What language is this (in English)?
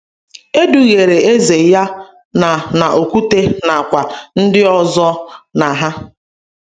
Igbo